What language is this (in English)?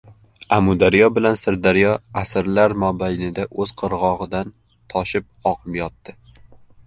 Uzbek